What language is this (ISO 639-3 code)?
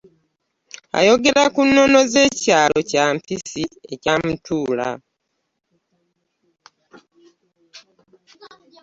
lug